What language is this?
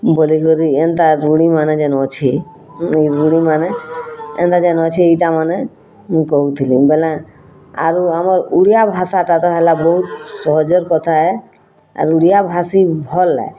Odia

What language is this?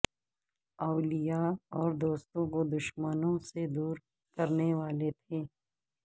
Urdu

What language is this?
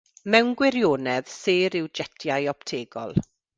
Welsh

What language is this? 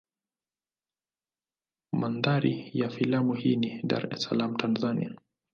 Swahili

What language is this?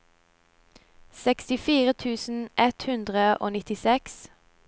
Norwegian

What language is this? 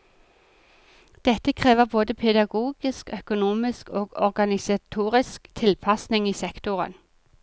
Norwegian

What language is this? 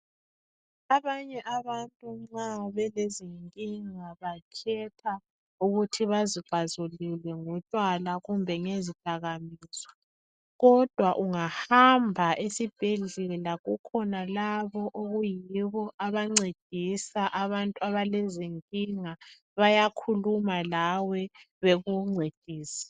North Ndebele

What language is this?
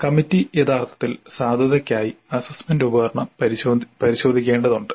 Malayalam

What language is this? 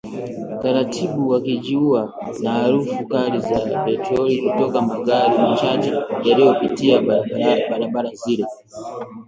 Swahili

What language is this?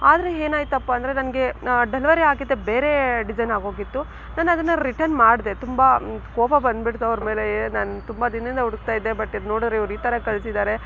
Kannada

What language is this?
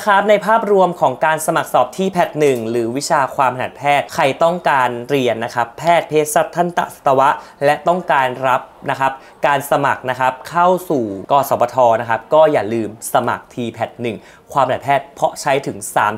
Thai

